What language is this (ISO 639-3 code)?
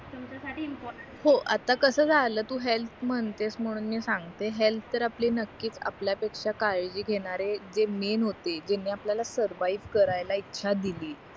mar